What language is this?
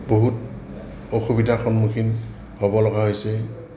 Assamese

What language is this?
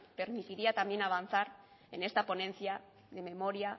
Spanish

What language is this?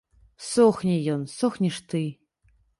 Belarusian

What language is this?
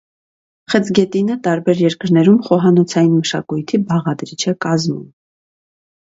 Armenian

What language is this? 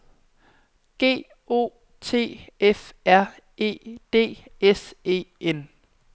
Danish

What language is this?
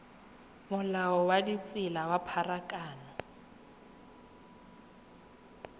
Tswana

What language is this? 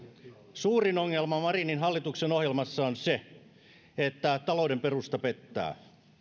Finnish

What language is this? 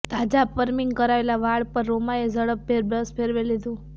Gujarati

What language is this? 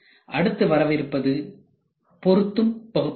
Tamil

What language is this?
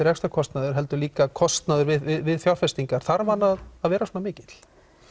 Icelandic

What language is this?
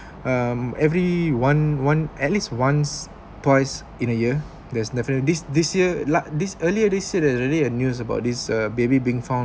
English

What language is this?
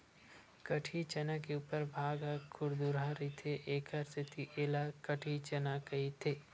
Chhattisgarhi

